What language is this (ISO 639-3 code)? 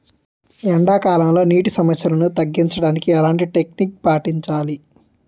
tel